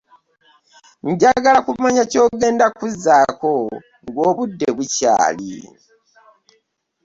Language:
Ganda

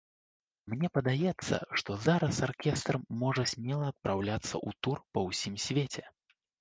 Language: Belarusian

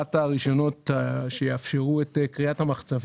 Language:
Hebrew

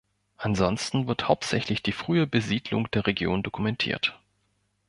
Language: German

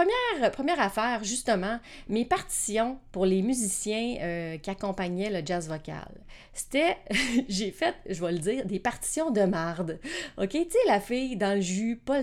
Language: French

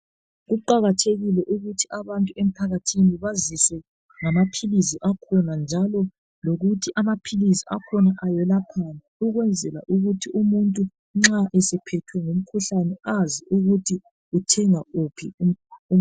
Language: North Ndebele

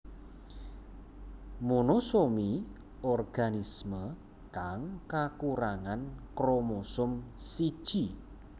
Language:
Javanese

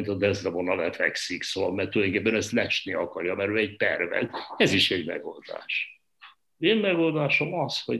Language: Hungarian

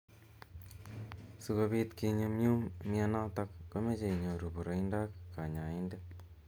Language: Kalenjin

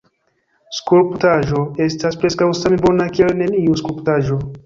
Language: Esperanto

